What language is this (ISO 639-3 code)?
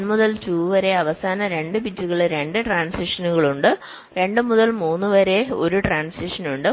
mal